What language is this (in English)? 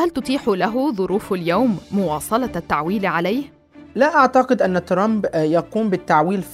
Arabic